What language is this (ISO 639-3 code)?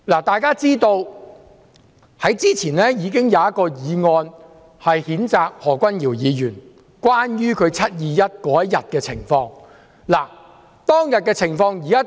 yue